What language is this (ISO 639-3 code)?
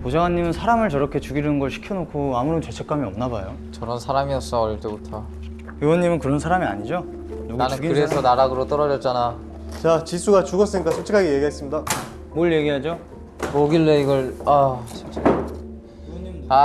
kor